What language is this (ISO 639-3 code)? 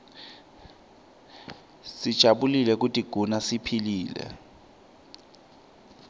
ssw